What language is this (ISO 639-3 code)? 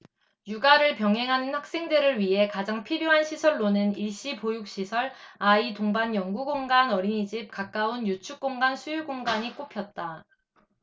kor